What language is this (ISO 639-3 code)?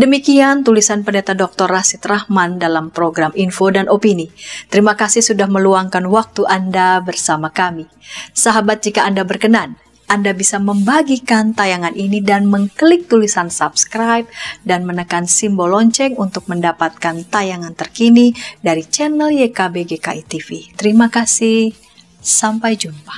ind